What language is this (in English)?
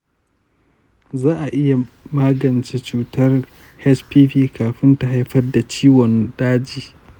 Hausa